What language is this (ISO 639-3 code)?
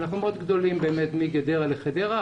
heb